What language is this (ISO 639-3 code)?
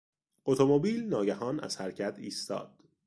fas